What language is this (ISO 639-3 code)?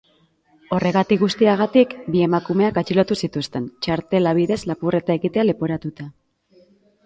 eus